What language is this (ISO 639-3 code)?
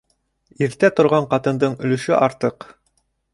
bak